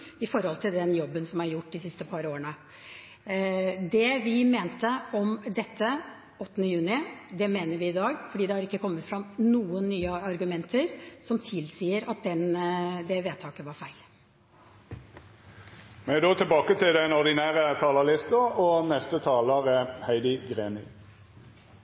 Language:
Norwegian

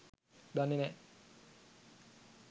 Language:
Sinhala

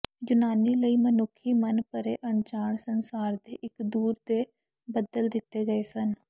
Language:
Punjabi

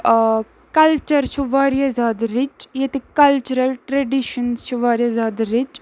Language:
Kashmiri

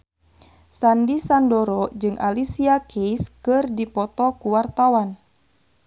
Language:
Sundanese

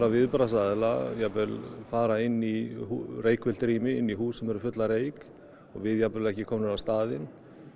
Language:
Icelandic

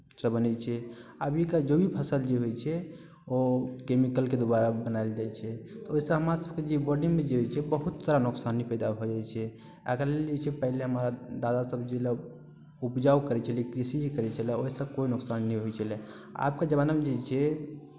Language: Maithili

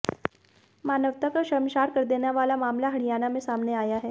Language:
Hindi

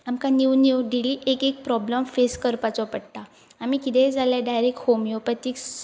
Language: Konkani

